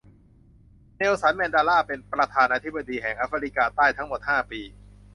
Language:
Thai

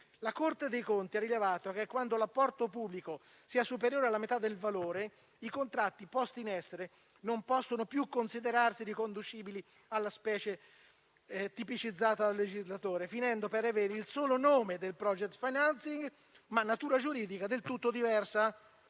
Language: Italian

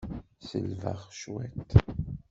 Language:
Kabyle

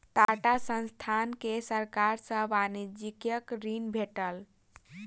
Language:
Maithili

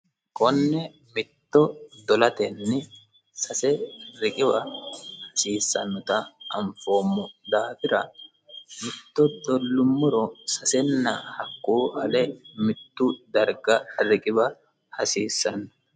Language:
Sidamo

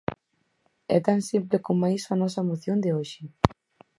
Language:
Galician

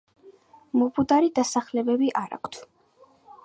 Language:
Georgian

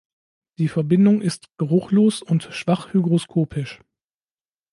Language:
German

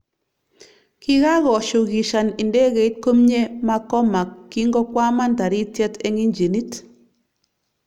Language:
Kalenjin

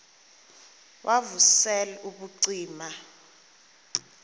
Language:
Xhosa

